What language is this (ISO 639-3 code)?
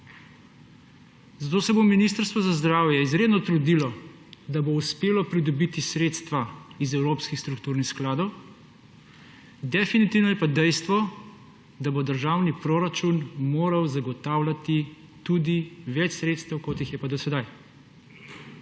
slv